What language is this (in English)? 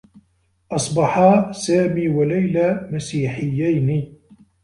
Arabic